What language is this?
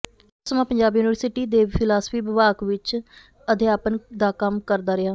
Punjabi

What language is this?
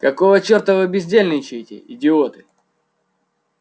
Russian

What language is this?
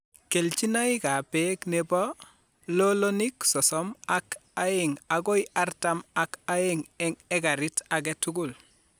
Kalenjin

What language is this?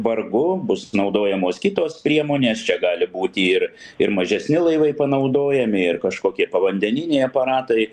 Lithuanian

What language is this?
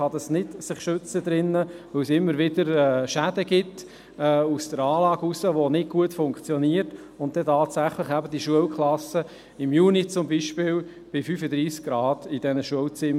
Swiss German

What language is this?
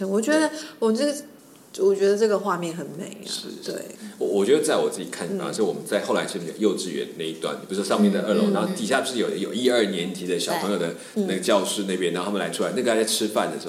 Chinese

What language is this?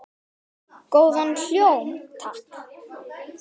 Icelandic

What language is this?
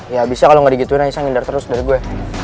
Indonesian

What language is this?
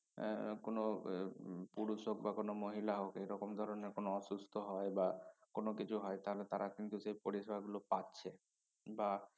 Bangla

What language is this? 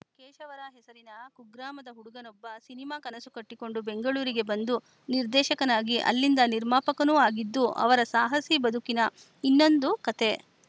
Kannada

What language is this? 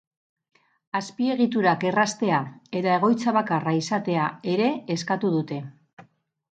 Basque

